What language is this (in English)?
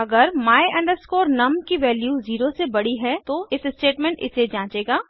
Hindi